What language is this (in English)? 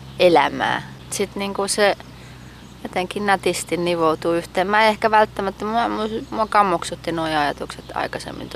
Finnish